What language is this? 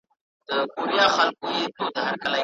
Pashto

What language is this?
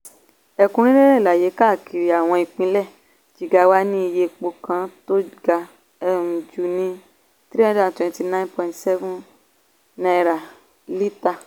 Yoruba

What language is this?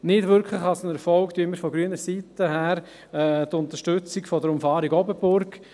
Swiss German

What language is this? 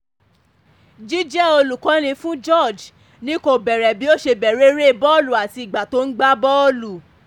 Yoruba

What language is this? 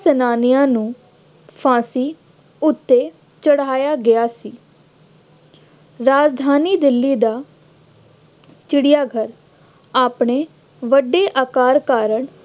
Punjabi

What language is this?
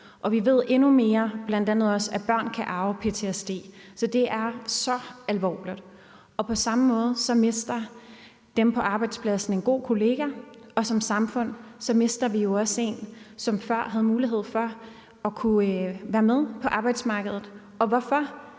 Danish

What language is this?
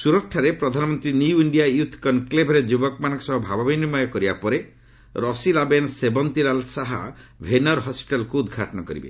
Odia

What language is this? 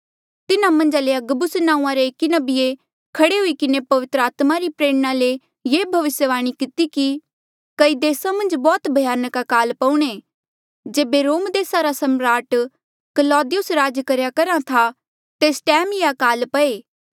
Mandeali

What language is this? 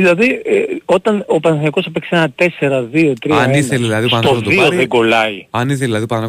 Greek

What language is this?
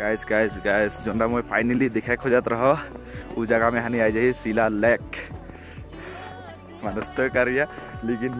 Hindi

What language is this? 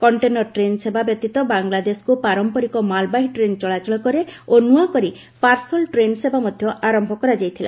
Odia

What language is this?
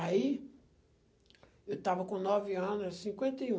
Portuguese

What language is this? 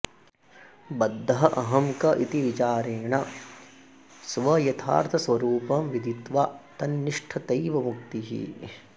Sanskrit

